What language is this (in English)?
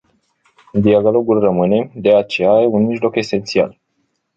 Romanian